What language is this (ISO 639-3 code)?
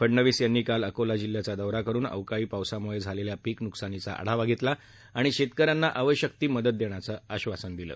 mar